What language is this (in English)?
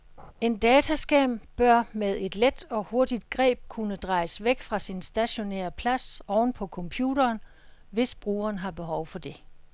Danish